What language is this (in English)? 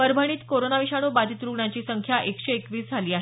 Marathi